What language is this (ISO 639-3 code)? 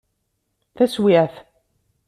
kab